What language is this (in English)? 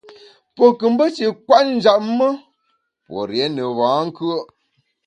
Bamun